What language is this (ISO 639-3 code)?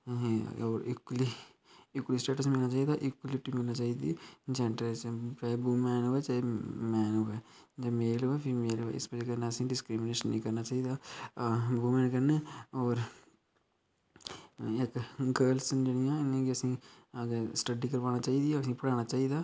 doi